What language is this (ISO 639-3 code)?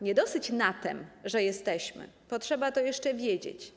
pol